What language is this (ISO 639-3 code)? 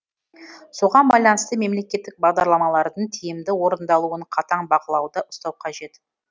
kaz